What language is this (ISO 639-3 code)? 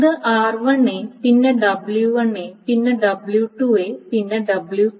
mal